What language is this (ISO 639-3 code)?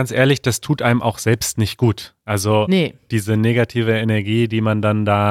deu